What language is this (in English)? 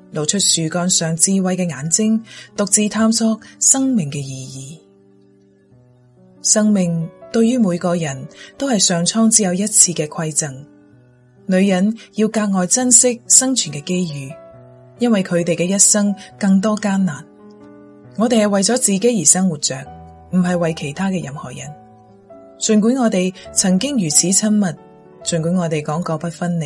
Chinese